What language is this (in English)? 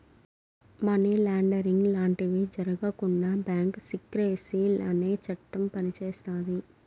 Telugu